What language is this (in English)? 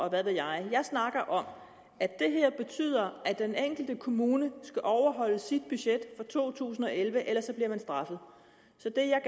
Danish